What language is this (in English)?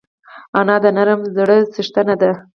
Pashto